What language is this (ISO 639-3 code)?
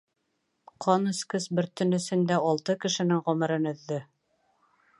bak